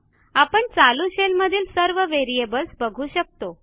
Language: Marathi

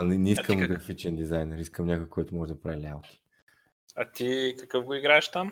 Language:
Bulgarian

